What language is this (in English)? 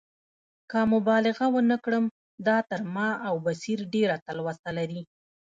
Pashto